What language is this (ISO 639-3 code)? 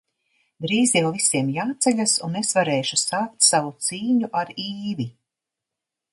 lav